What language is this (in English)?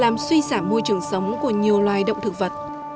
Vietnamese